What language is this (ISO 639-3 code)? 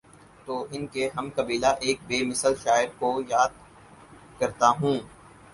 urd